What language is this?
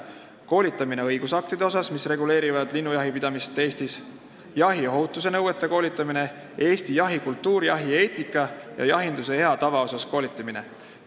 Estonian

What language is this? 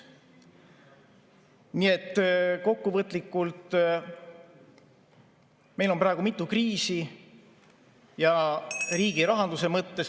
Estonian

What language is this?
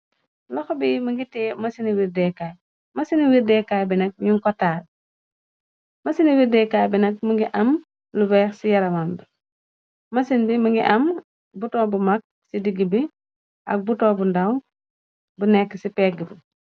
Wolof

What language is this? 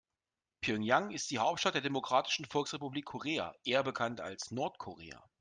German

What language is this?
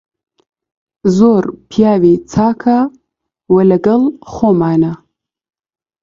Central Kurdish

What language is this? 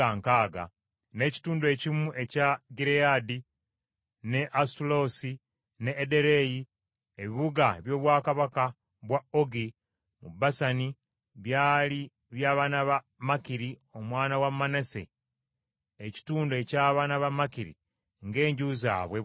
Ganda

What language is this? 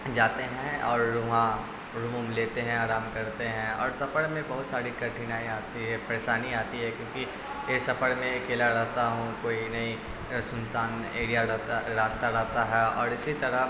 Urdu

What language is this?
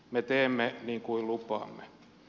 Finnish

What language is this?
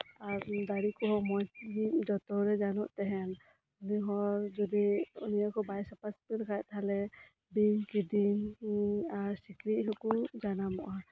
Santali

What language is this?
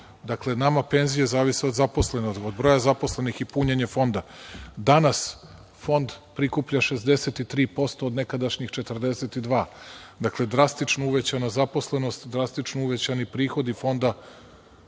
Serbian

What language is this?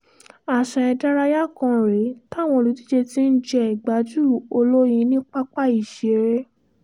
Yoruba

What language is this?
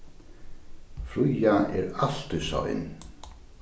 Faroese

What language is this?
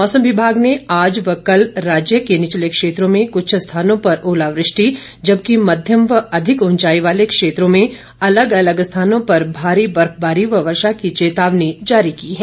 Hindi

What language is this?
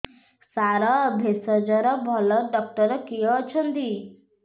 Odia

